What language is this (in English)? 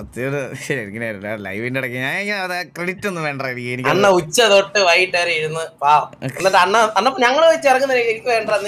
Arabic